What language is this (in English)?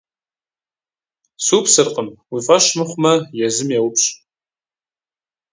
Kabardian